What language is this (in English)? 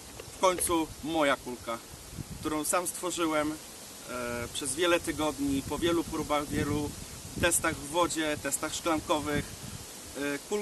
Polish